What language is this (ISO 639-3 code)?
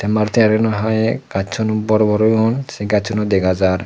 ccp